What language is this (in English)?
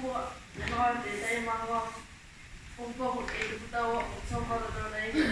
Māori